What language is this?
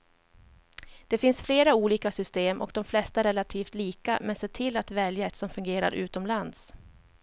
Swedish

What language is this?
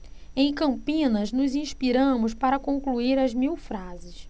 Portuguese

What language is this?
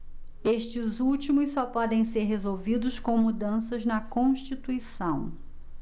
Portuguese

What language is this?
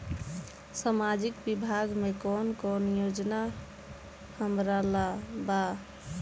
Bhojpuri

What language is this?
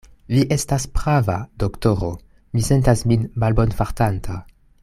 Esperanto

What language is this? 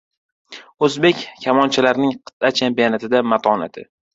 Uzbek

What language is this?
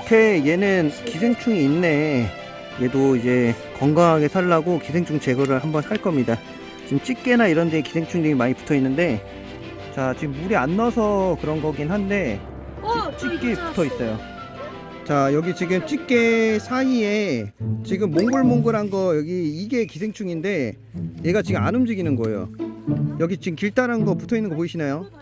Korean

